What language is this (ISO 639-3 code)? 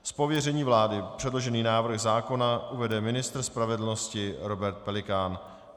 ces